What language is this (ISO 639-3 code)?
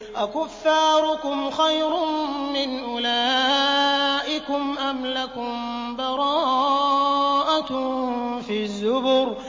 ara